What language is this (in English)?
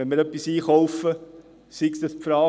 Swiss German